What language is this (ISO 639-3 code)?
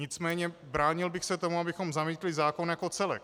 ces